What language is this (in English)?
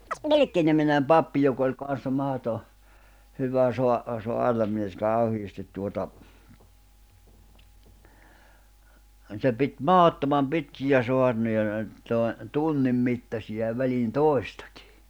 Finnish